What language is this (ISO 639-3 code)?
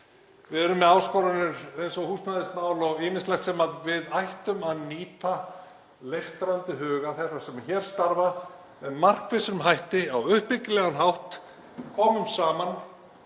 isl